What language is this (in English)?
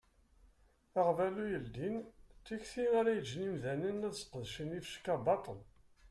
Kabyle